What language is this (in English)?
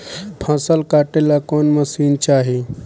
Bhojpuri